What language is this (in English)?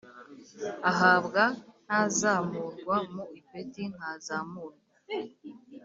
Kinyarwanda